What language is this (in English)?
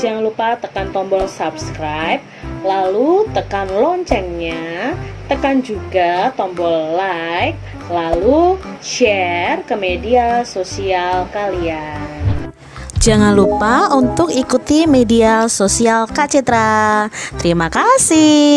Indonesian